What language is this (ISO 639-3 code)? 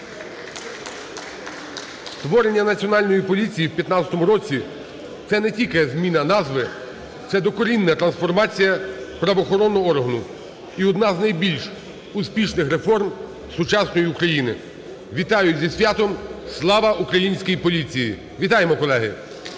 ukr